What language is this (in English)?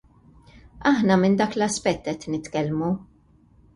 Maltese